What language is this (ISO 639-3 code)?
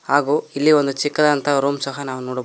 kan